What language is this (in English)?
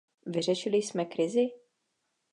Czech